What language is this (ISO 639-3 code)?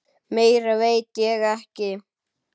isl